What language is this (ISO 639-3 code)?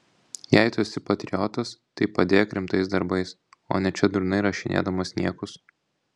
lit